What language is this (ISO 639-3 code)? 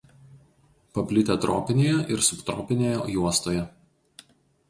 lit